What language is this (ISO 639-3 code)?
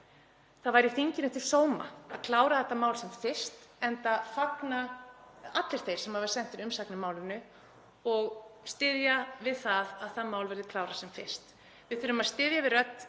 isl